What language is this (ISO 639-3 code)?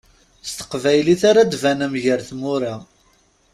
kab